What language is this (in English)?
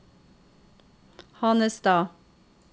Norwegian